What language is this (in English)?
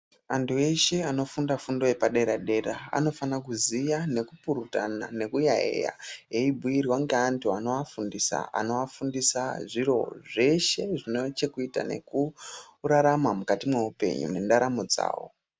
Ndau